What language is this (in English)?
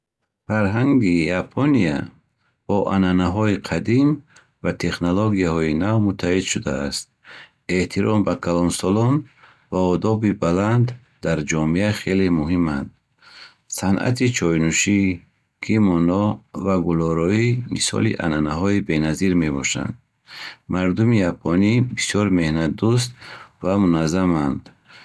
Bukharic